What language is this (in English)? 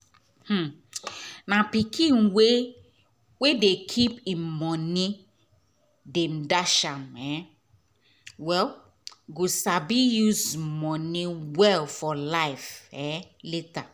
Nigerian Pidgin